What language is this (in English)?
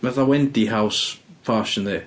Welsh